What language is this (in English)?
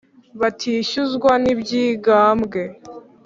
Kinyarwanda